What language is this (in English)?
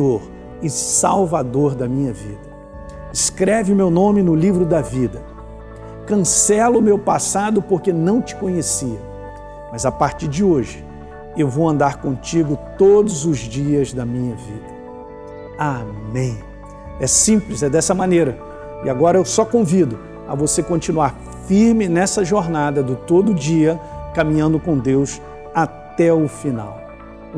Portuguese